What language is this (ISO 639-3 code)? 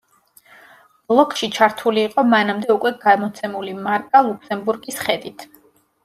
kat